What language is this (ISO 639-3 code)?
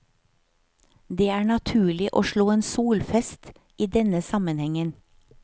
nor